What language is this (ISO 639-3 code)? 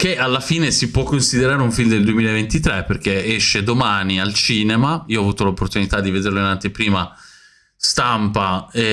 ita